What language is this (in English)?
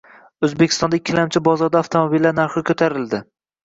Uzbek